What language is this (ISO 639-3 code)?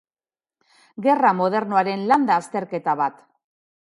eus